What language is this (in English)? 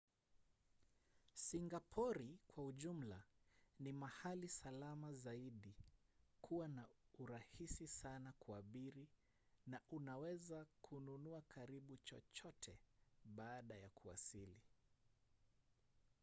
Swahili